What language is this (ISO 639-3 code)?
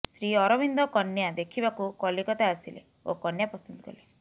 ori